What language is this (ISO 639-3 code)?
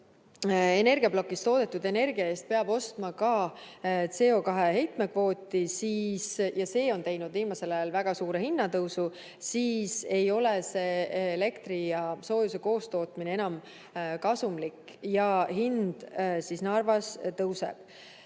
est